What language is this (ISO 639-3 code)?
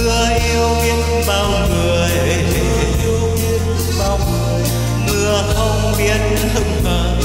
vie